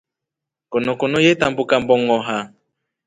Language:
Rombo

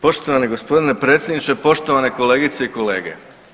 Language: Croatian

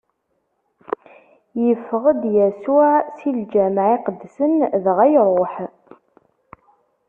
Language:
Kabyle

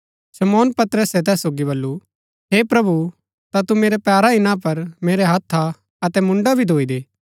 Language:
Gaddi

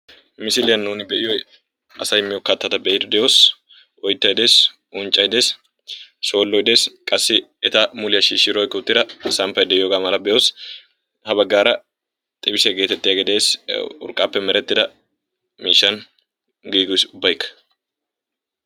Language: Wolaytta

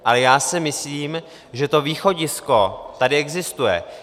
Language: Czech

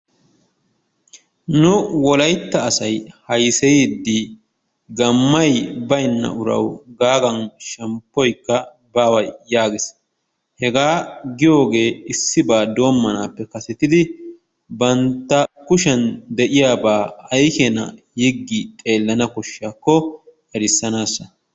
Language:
Wolaytta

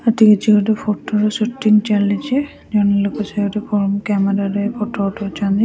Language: Odia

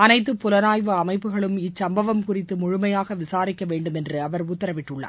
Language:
Tamil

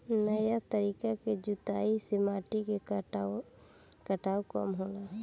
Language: Bhojpuri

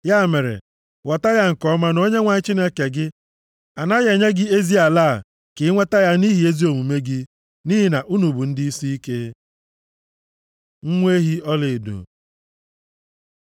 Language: Igbo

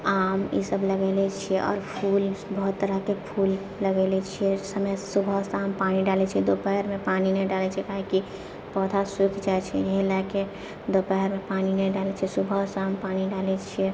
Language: Maithili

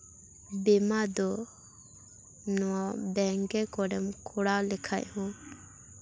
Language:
Santali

